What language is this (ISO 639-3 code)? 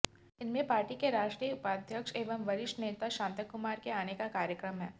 hin